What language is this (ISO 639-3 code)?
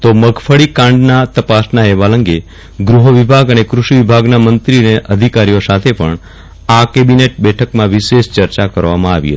guj